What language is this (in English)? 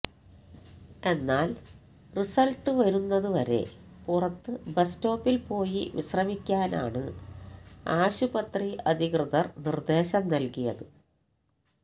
Malayalam